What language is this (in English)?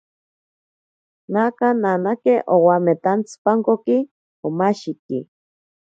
Ashéninka Perené